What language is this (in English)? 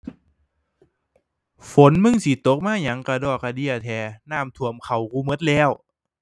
Thai